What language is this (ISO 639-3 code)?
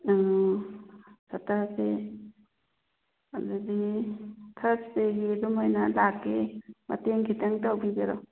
mni